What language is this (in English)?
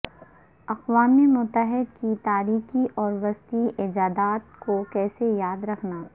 Urdu